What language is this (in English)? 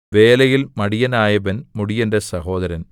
Malayalam